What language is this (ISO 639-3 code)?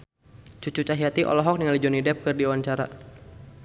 sun